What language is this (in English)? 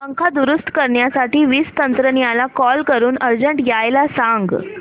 Marathi